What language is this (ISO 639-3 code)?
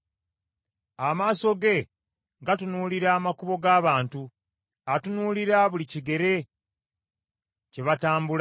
lug